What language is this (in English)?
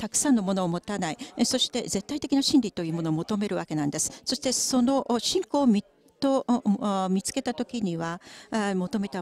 Japanese